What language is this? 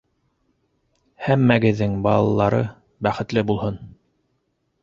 Bashkir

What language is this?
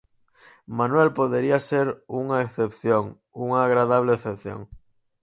Galician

